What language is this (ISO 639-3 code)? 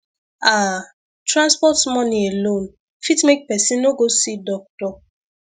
pcm